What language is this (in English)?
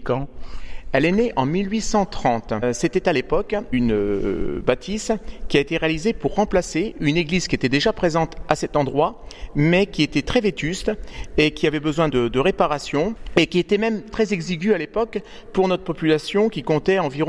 French